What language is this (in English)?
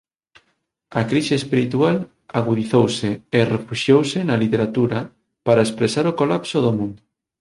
Galician